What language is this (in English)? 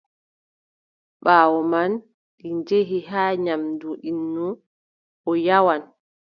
Adamawa Fulfulde